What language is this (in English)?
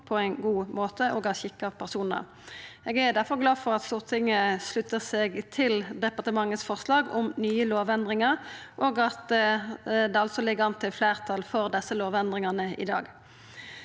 Norwegian